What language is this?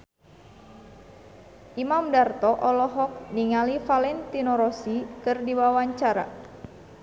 Sundanese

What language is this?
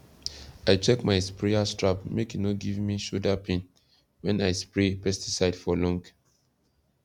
Nigerian Pidgin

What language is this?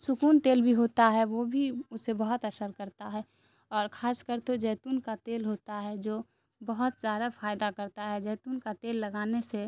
Urdu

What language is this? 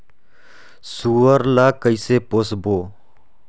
Chhattisgarhi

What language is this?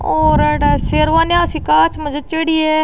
Rajasthani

